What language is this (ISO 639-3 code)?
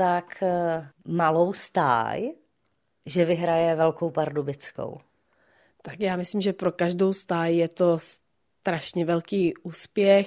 ces